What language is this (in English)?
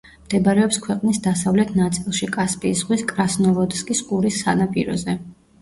Georgian